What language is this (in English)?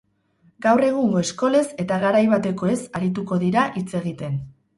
Basque